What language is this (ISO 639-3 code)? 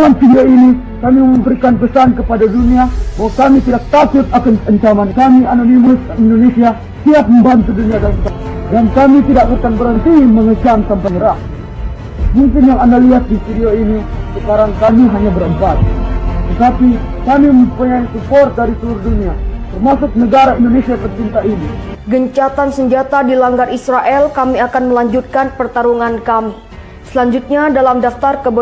ind